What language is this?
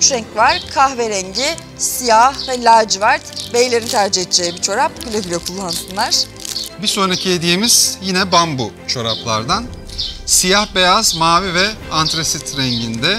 Turkish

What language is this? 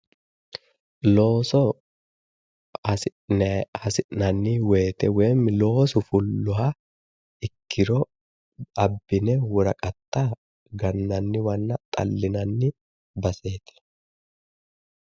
Sidamo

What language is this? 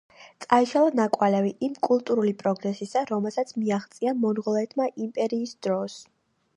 Georgian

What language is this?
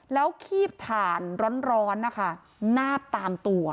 Thai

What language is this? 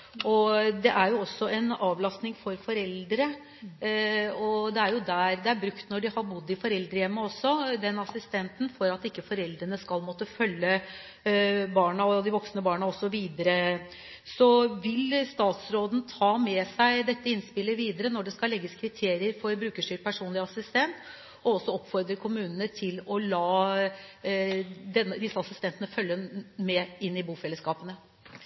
Norwegian Bokmål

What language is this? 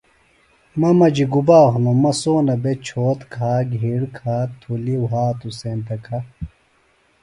Phalura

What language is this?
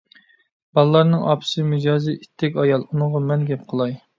Uyghur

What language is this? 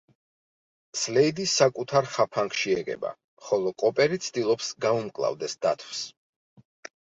Georgian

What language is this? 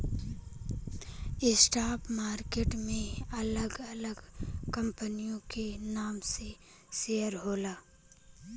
Bhojpuri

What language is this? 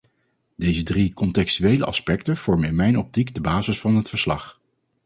Dutch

